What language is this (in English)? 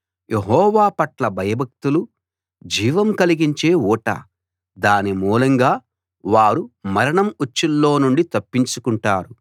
Telugu